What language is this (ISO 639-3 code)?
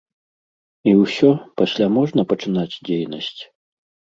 bel